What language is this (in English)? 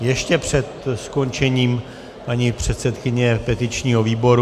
Czech